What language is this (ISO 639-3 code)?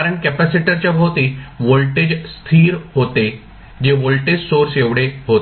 mar